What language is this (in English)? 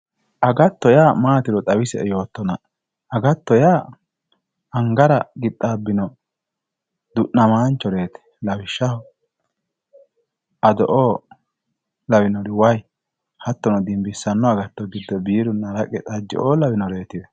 Sidamo